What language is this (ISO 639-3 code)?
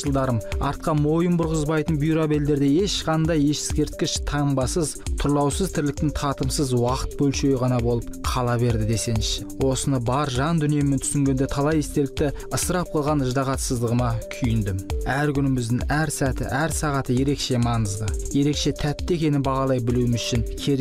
nld